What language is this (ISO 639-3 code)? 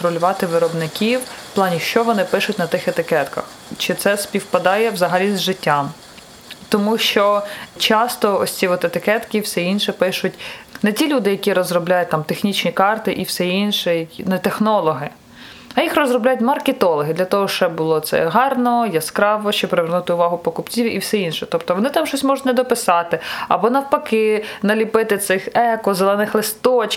ukr